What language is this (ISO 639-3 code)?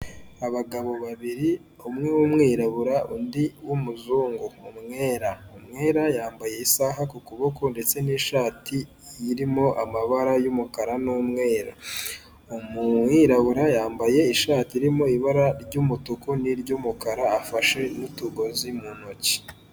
kin